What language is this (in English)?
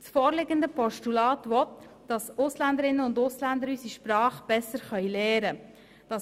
Swiss German